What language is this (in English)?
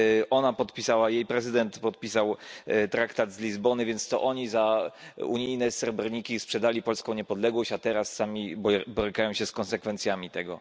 Polish